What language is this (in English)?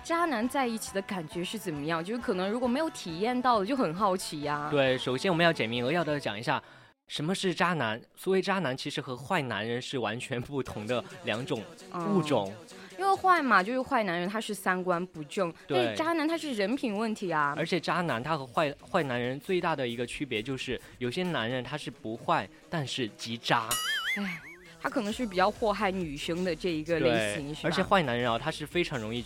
Chinese